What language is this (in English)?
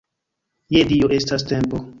Esperanto